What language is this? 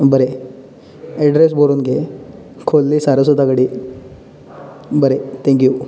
Konkani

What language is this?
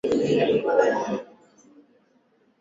Swahili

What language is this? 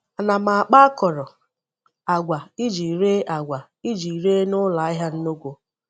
Igbo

